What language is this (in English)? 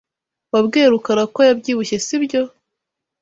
Kinyarwanda